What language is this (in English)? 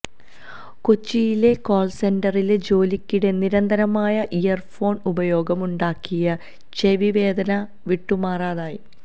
Malayalam